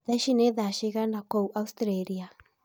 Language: Kikuyu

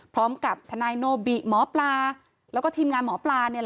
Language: Thai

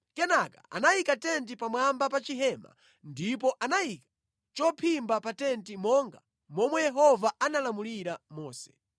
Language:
Nyanja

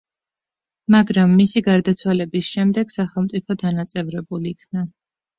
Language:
Georgian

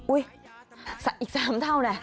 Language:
Thai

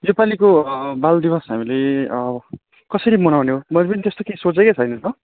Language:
Nepali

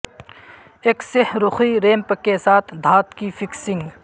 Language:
Urdu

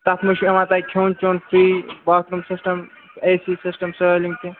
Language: Kashmiri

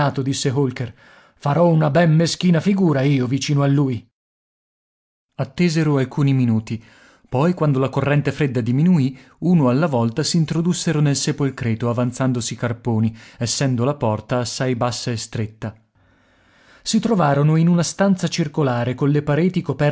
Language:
Italian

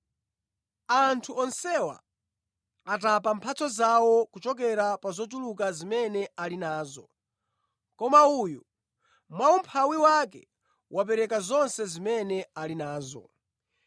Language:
Nyanja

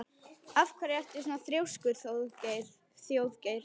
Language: Icelandic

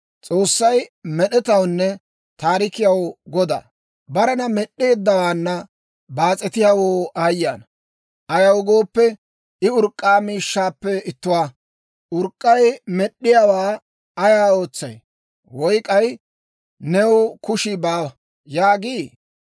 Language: Dawro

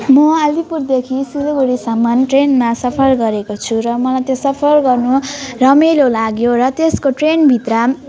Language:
Nepali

